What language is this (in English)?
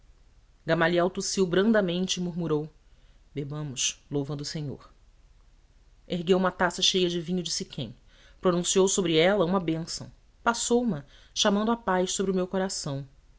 Portuguese